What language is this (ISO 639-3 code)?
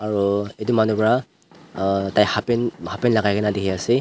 nag